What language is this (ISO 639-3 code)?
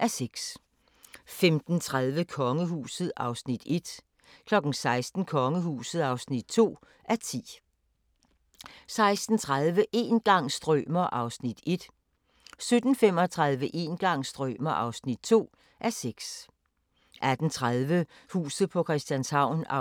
dan